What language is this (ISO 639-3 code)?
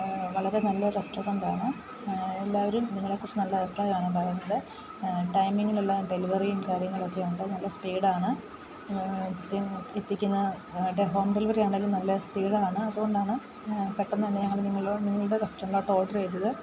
mal